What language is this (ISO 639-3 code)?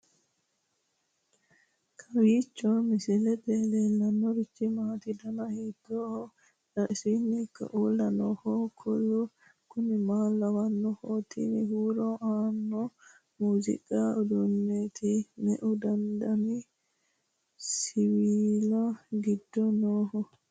sid